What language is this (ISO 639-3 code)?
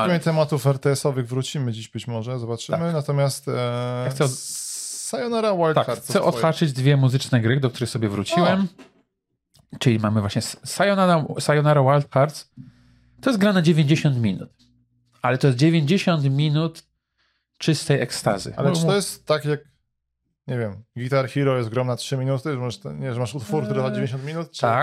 pol